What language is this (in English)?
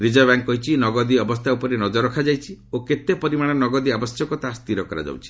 Odia